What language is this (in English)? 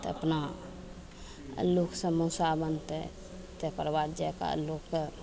Maithili